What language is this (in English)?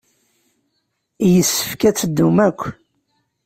Kabyle